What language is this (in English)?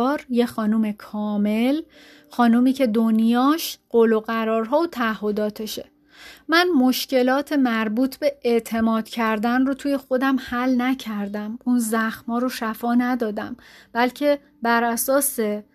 Persian